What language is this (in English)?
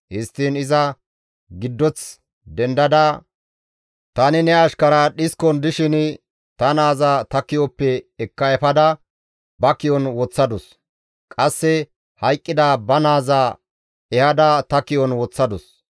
Gamo